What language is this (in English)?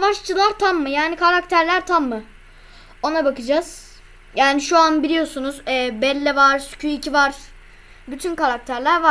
Turkish